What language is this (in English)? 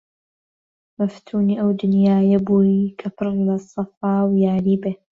Central Kurdish